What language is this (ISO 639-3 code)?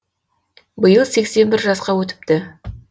kaz